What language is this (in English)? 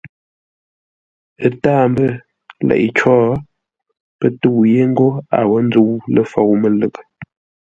Ngombale